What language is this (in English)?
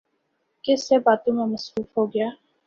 Urdu